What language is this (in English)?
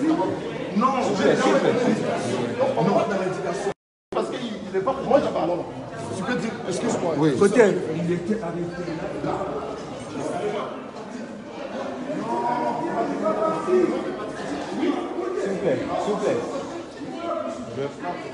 French